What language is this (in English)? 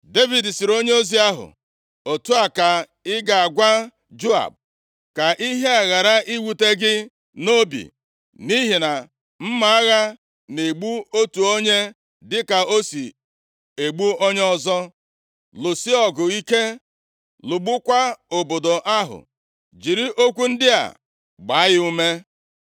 Igbo